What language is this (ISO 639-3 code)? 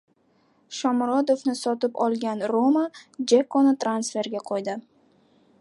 uzb